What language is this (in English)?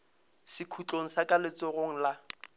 Northern Sotho